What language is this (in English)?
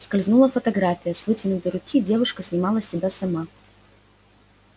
Russian